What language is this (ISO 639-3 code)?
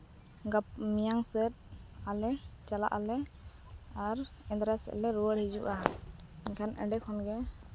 sat